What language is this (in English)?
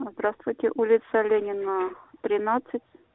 Russian